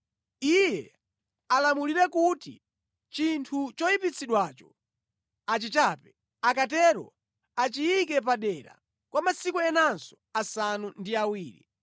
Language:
Nyanja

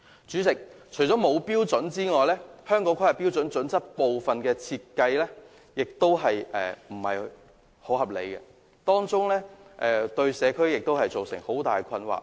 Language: Cantonese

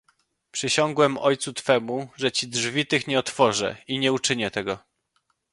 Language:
Polish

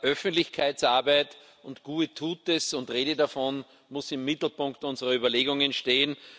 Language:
German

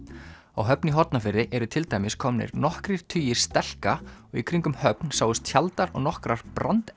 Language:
Icelandic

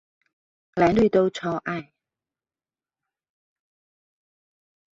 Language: Chinese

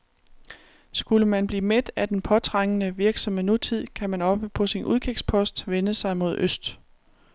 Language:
Danish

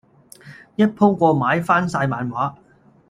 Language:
Cantonese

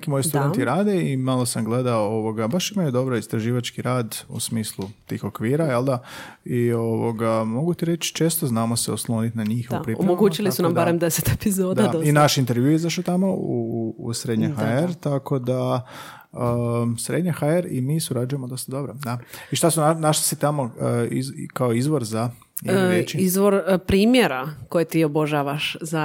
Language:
Croatian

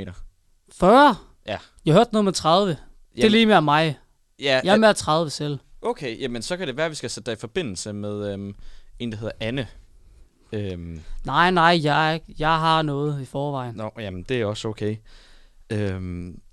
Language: Danish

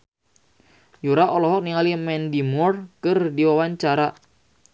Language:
Sundanese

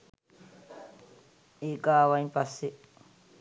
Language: Sinhala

